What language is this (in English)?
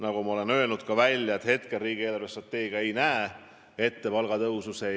Estonian